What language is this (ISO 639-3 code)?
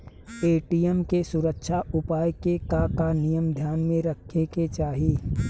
bho